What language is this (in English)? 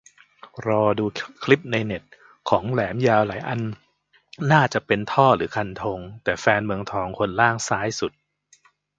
Thai